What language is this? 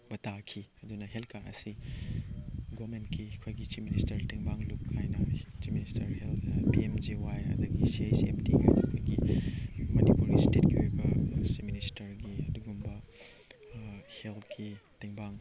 Manipuri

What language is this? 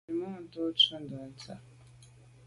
Medumba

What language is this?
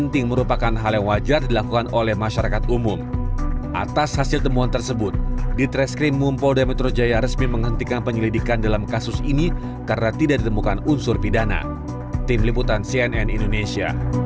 Indonesian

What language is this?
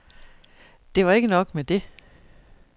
Danish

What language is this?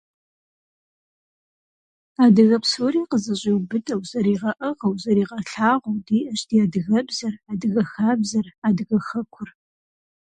Kabardian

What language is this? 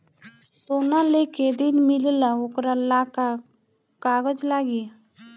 Bhojpuri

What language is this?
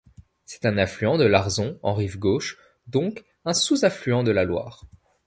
French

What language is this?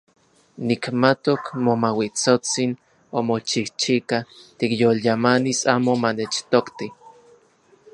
Central Puebla Nahuatl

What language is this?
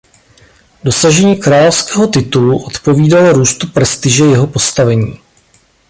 Czech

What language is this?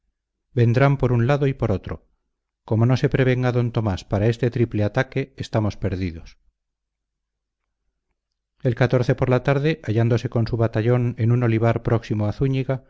Spanish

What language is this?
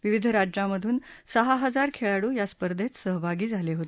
Marathi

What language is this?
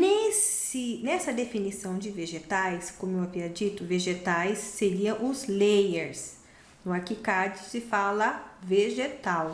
Portuguese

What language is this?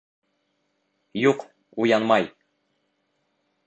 Bashkir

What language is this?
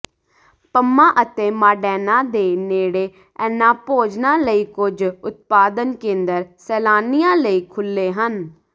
Punjabi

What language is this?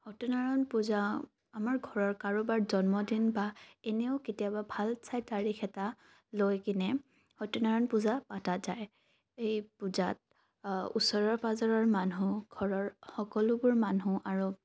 Assamese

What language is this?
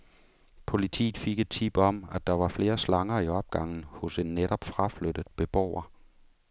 Danish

